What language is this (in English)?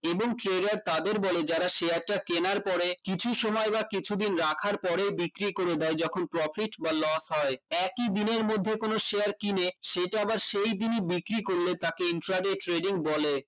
Bangla